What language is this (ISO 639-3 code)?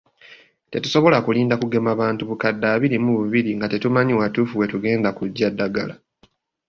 lug